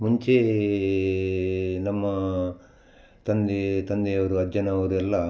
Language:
Kannada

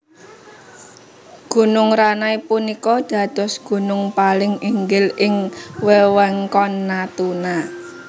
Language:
Javanese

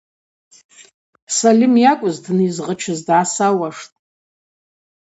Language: Abaza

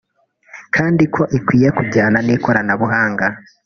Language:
Kinyarwanda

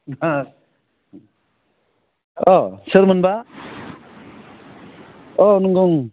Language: Bodo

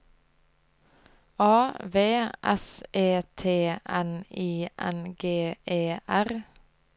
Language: Norwegian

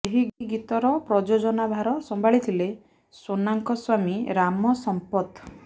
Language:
Odia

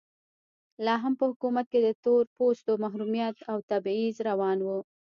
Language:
Pashto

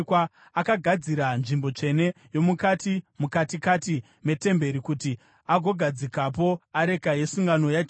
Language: Shona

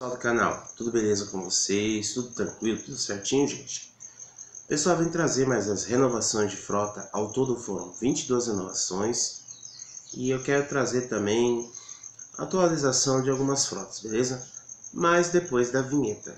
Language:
Portuguese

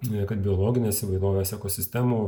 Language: Lithuanian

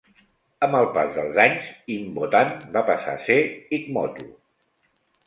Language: Catalan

